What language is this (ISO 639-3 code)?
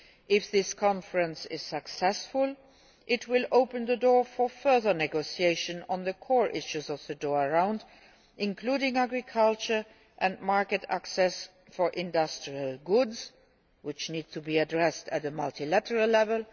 eng